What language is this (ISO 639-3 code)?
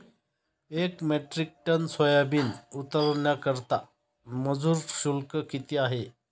mar